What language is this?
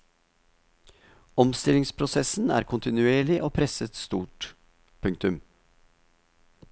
Norwegian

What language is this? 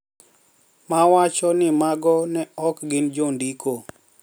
Luo (Kenya and Tanzania)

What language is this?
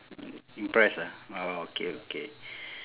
English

